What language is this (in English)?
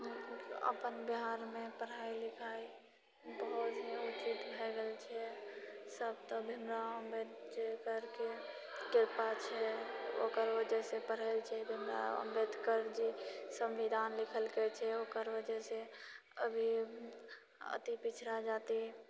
Maithili